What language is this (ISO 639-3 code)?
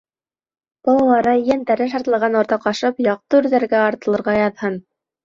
bak